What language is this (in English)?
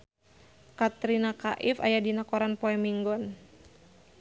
Sundanese